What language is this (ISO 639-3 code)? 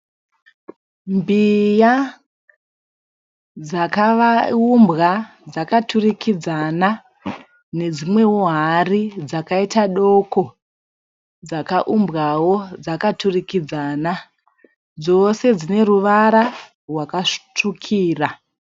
sna